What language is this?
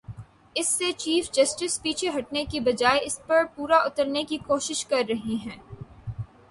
Urdu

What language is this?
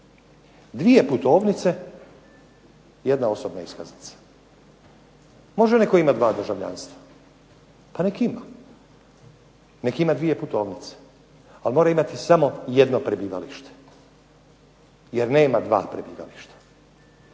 Croatian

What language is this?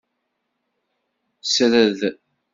Kabyle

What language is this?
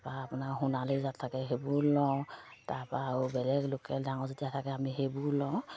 Assamese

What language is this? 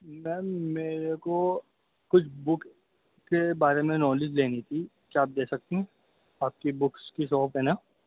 Urdu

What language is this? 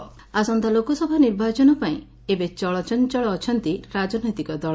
Odia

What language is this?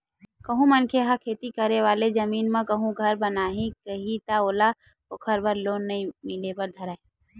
Chhattisgarhi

